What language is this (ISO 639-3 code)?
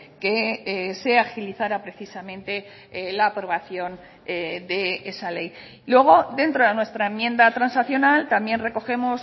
spa